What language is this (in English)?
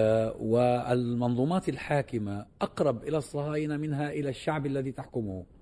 Arabic